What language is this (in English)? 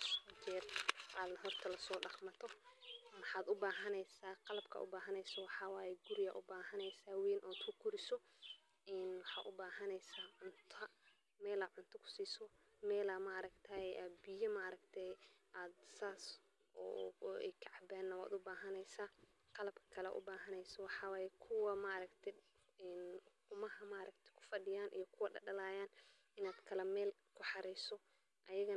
Somali